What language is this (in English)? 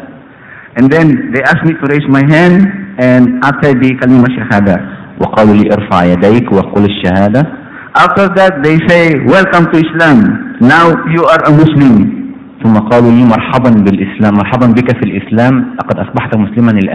Arabic